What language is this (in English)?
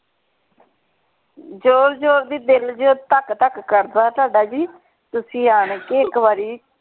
Punjabi